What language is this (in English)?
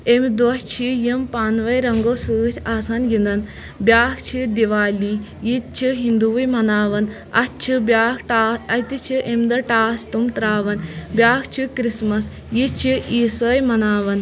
Kashmiri